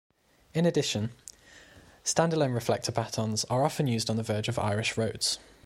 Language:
English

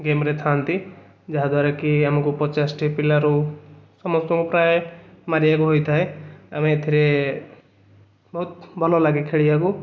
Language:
Odia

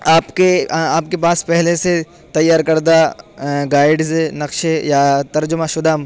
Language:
Urdu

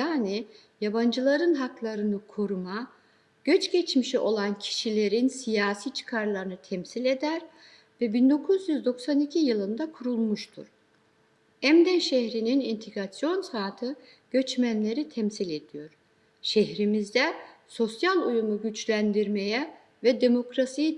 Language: Turkish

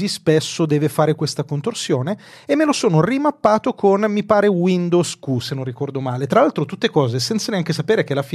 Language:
Italian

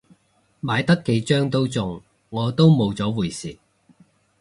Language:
Cantonese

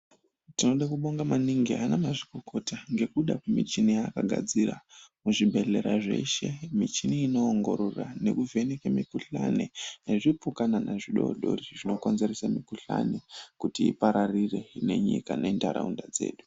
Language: Ndau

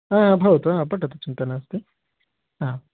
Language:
Sanskrit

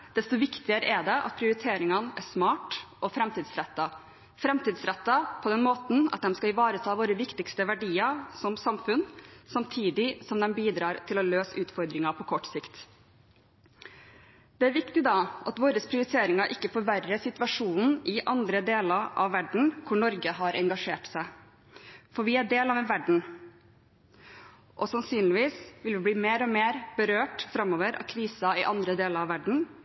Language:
Norwegian Bokmål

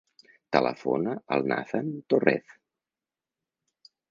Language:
Catalan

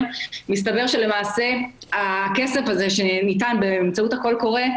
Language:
Hebrew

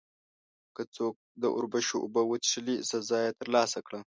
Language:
Pashto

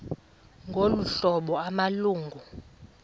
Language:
Xhosa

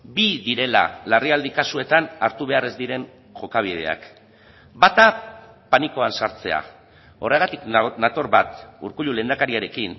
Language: Basque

